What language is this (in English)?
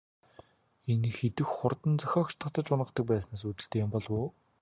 Mongolian